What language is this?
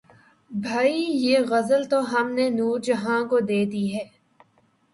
Urdu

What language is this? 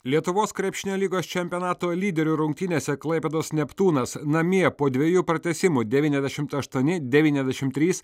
Lithuanian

